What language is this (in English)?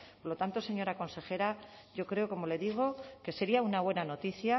Spanish